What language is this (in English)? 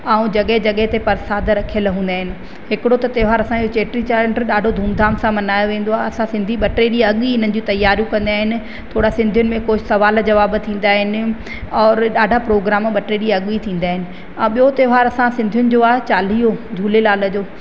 Sindhi